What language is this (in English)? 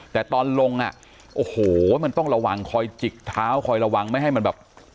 Thai